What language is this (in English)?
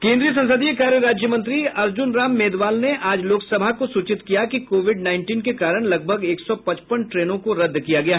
Hindi